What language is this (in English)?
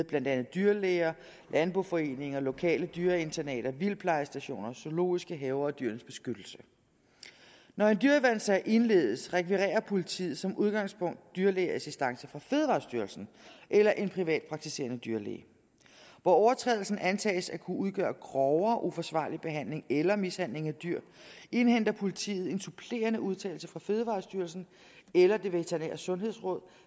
Danish